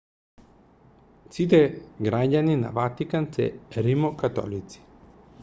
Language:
Macedonian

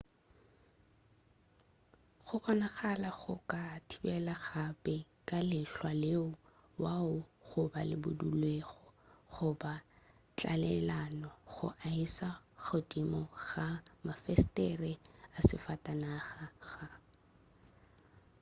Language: Northern Sotho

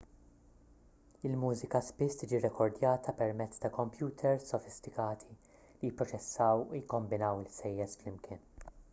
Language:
Maltese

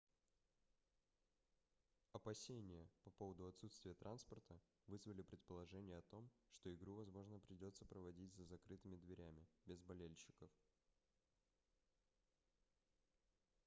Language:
Russian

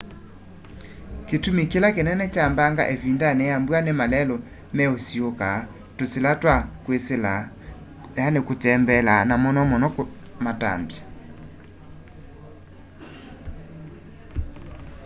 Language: Kamba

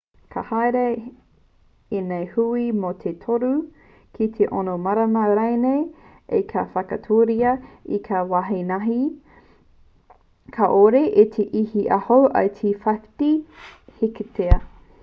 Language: Māori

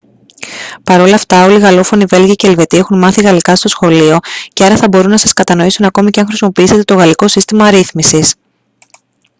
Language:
Greek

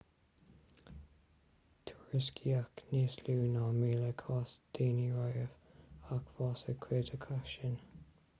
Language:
Irish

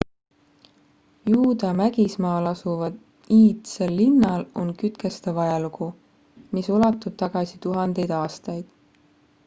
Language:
Estonian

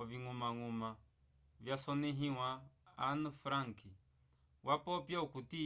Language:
Umbundu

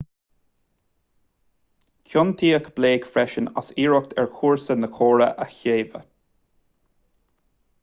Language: Irish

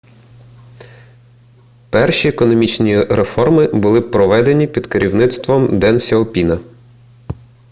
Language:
Ukrainian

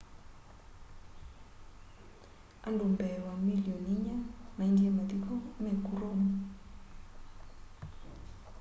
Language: Kamba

